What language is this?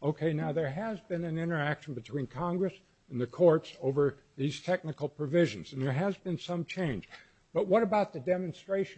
English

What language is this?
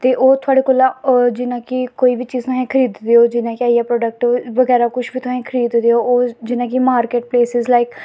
Dogri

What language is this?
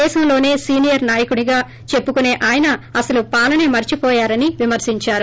Telugu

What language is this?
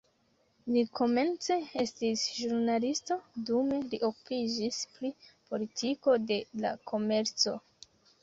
Esperanto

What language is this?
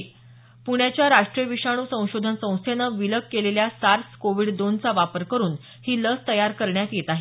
Marathi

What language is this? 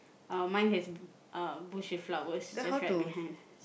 English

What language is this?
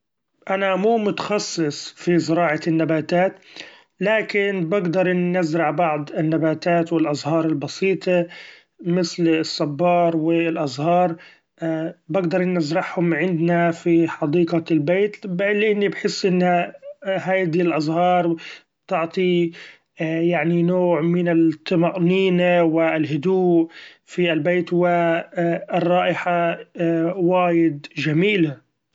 Gulf Arabic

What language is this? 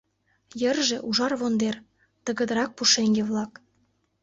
Mari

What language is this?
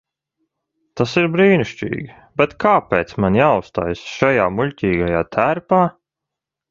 Latvian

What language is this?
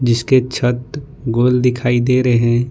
Hindi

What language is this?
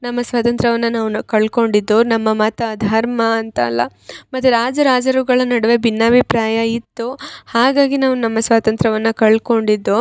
Kannada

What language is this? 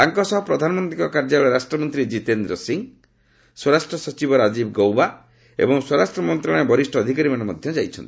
Odia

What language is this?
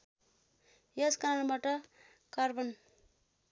Nepali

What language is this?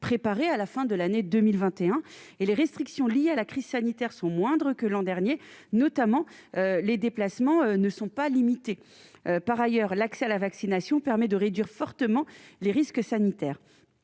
French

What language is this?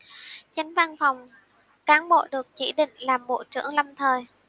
Vietnamese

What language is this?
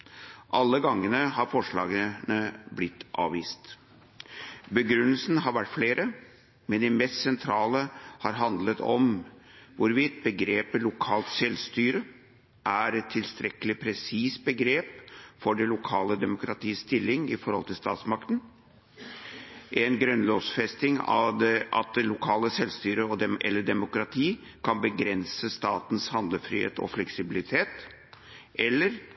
Norwegian Bokmål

